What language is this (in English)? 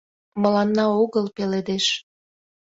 Mari